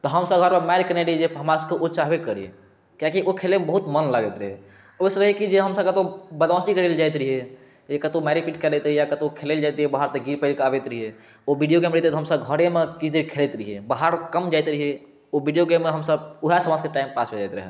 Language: Maithili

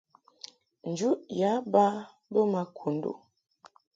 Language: Mungaka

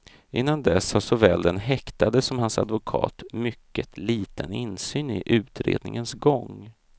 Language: Swedish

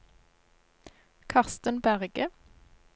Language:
Norwegian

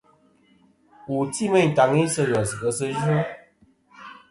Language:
Kom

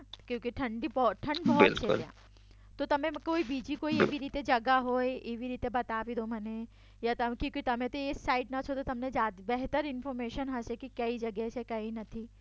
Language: Gujarati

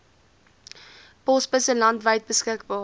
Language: Afrikaans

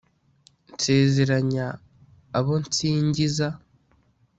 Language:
Kinyarwanda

